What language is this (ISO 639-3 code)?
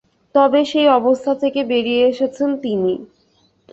ben